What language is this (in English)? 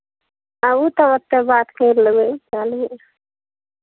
Maithili